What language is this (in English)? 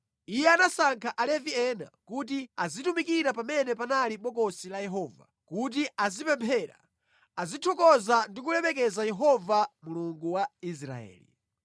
Nyanja